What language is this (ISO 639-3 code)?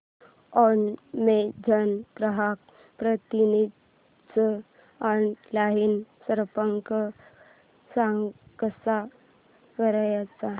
mar